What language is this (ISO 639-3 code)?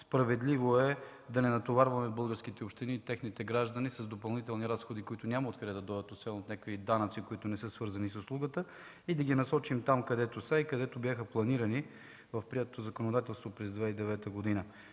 bul